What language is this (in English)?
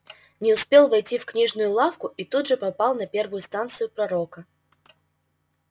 Russian